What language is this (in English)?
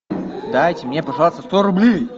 Russian